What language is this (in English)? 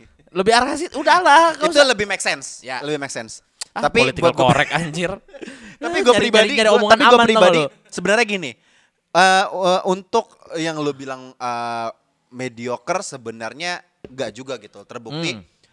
Indonesian